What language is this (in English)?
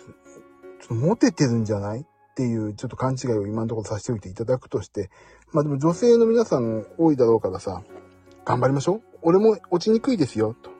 Japanese